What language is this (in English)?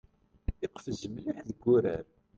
Kabyle